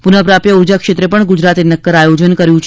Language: Gujarati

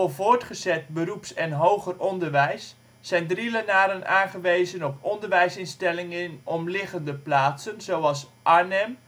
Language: Dutch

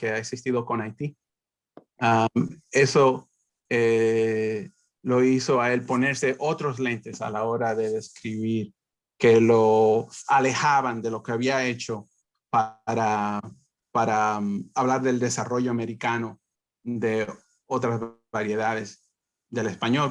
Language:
Spanish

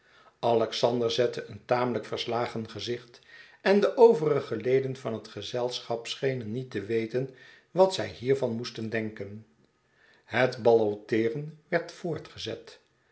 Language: Dutch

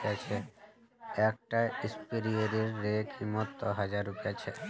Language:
Magahi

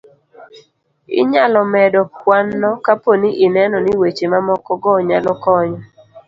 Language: Luo (Kenya and Tanzania)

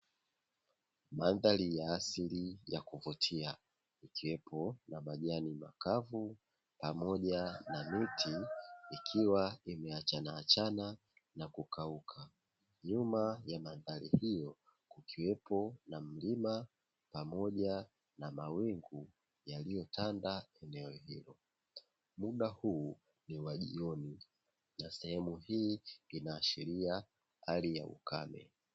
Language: Swahili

